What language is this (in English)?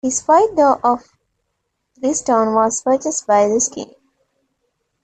English